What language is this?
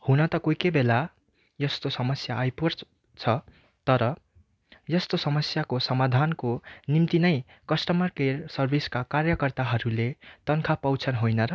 Nepali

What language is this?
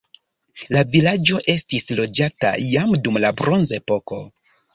Esperanto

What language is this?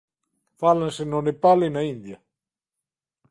Galician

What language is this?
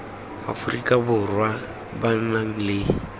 Tswana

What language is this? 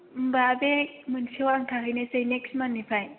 Bodo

